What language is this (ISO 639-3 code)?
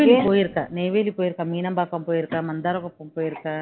tam